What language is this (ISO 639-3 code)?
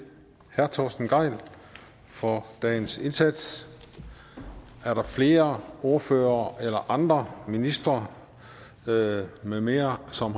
dan